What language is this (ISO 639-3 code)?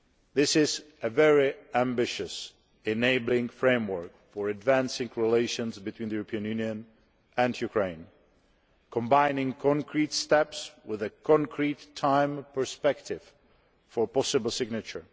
eng